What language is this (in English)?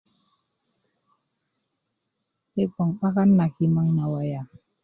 Kuku